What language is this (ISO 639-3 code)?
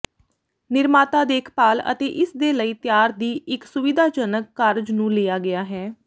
pan